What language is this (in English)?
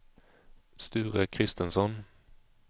Swedish